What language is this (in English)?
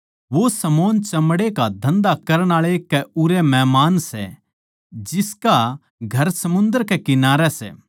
Haryanvi